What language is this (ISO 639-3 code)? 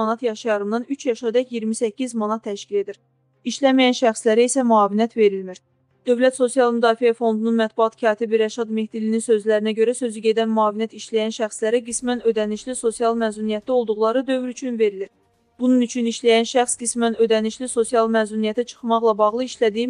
tur